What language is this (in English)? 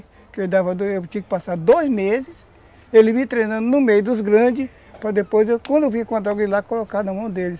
Portuguese